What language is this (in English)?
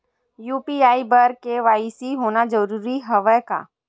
Chhattisgarhi